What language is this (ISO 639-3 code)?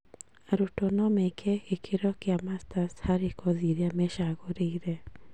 kik